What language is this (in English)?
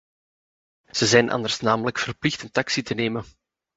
Dutch